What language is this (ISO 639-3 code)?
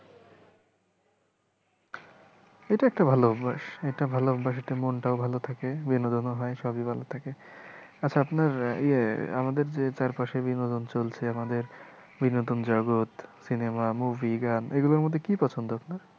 ben